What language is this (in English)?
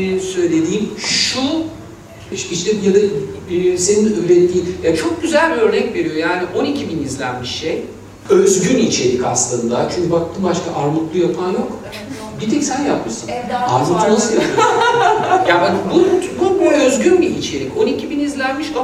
Turkish